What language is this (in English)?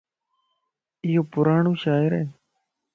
Lasi